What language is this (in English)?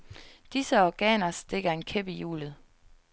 Danish